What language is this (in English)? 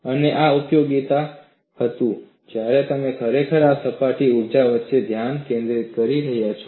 Gujarati